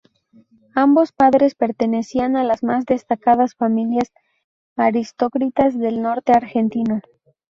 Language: Spanish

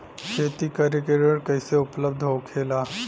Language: Bhojpuri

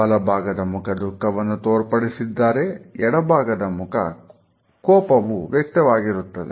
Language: Kannada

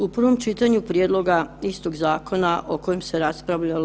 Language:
Croatian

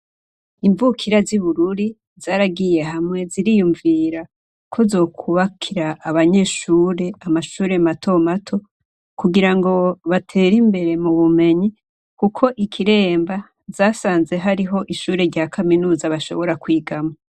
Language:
Rundi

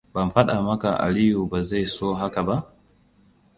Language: Hausa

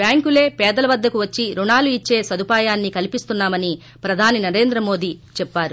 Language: Telugu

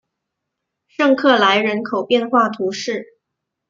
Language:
Chinese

